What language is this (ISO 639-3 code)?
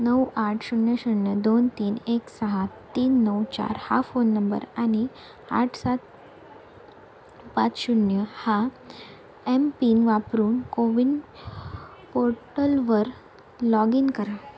mar